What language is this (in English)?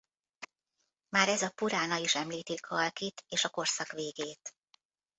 Hungarian